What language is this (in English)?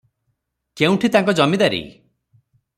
Odia